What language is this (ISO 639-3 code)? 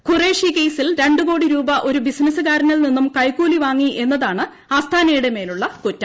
mal